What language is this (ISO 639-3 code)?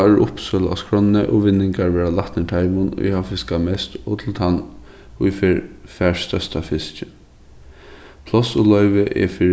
fao